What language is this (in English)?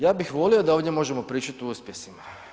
Croatian